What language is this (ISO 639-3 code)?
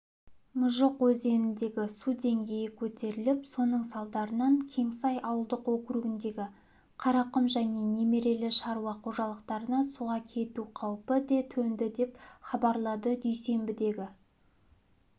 kaz